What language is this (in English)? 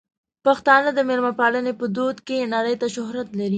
Pashto